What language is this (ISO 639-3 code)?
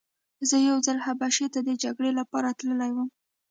pus